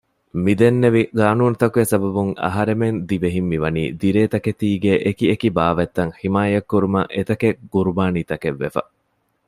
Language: Divehi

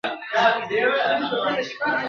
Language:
Pashto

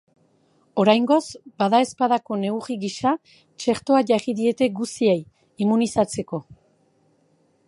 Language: Basque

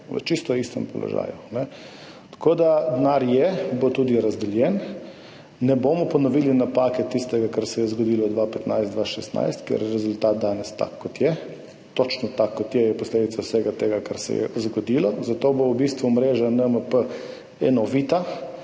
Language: Slovenian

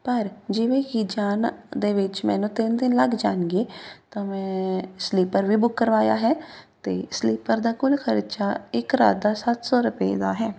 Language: Punjabi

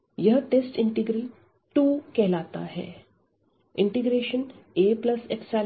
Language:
Hindi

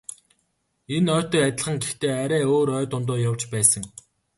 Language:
Mongolian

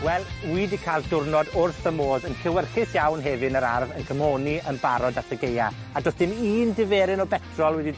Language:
Welsh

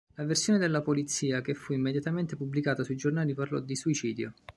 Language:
Italian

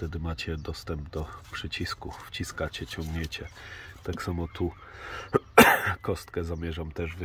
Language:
Polish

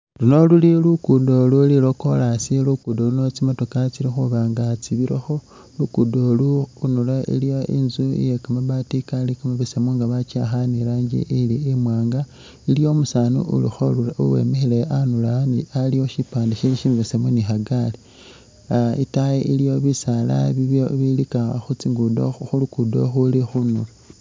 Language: Masaaba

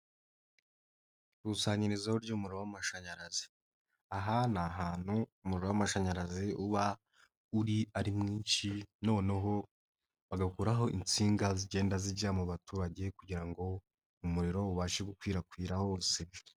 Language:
Kinyarwanda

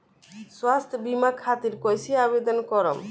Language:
Bhojpuri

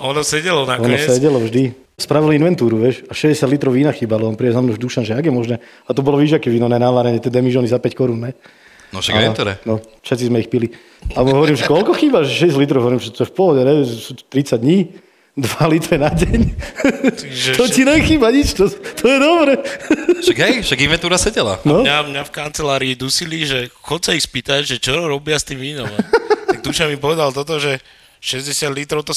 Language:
Slovak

